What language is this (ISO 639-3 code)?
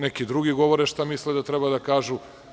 srp